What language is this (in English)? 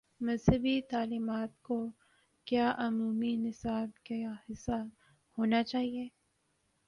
Urdu